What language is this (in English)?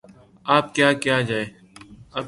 Urdu